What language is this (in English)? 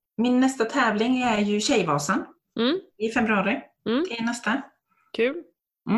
Swedish